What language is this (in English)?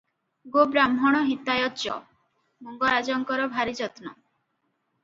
Odia